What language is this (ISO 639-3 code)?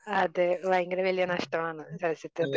mal